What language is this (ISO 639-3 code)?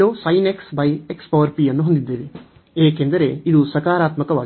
kan